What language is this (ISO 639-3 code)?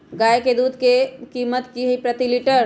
mag